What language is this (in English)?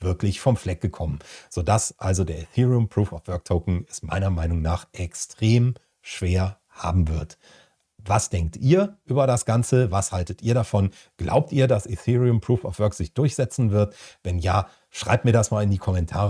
German